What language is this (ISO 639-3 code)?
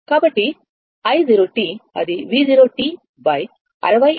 tel